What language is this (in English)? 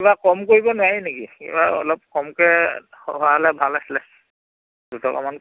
Assamese